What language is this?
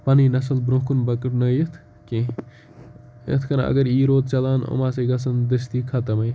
Kashmiri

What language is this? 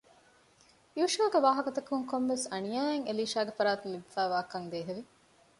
Divehi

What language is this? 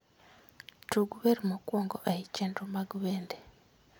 Luo (Kenya and Tanzania)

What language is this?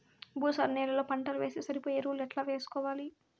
Telugu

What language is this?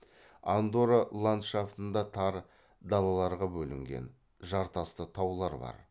Kazakh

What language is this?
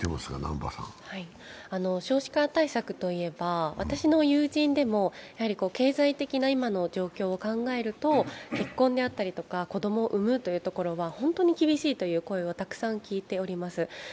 Japanese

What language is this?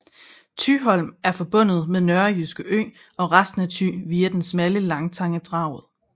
Danish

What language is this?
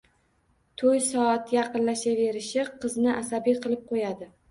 Uzbek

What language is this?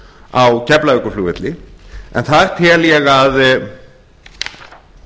Icelandic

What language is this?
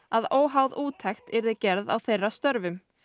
Icelandic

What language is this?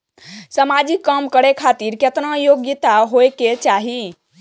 Maithili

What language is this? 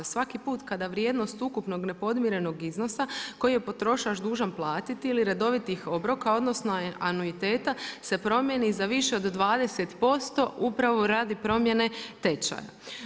Croatian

